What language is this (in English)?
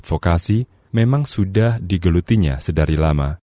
Indonesian